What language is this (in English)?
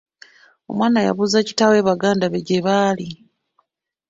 Ganda